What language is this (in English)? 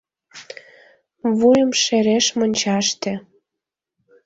Mari